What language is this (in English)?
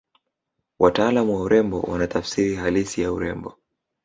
Swahili